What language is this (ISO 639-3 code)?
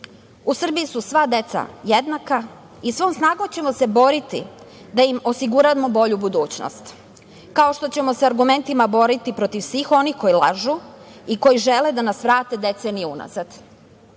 srp